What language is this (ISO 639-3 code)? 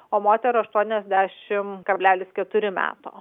lit